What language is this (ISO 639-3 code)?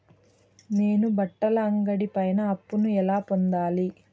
tel